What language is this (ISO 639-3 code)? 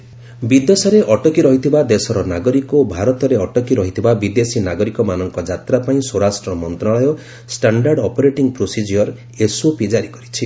ori